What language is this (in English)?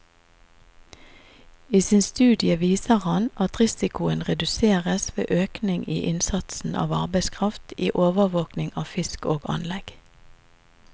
Norwegian